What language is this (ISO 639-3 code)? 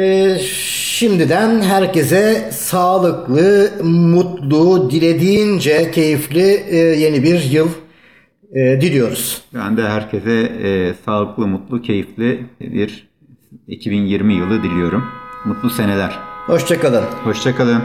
tur